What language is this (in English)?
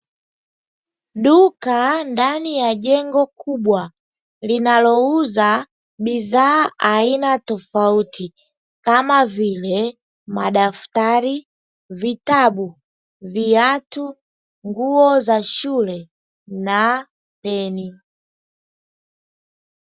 Swahili